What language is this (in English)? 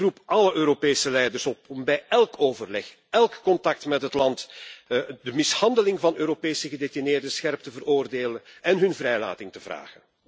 Dutch